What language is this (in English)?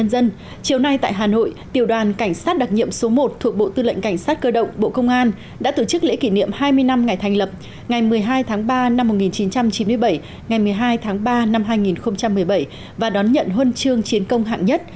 Vietnamese